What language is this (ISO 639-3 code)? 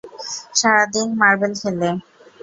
ben